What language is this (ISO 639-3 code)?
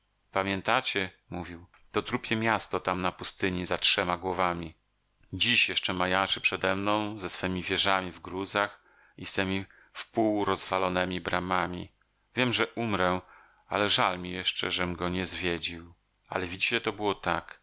pol